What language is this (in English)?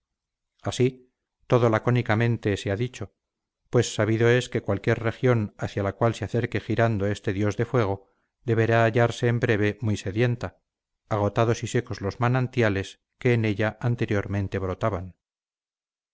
Spanish